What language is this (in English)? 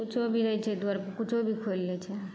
Maithili